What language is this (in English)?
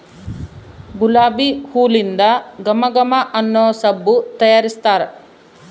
Kannada